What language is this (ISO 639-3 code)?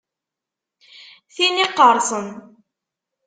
kab